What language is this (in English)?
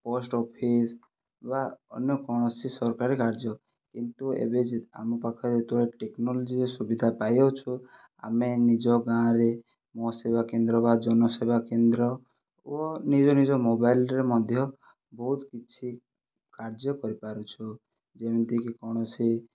Odia